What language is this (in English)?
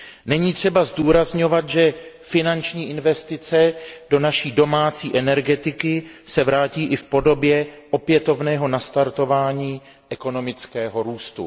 Czech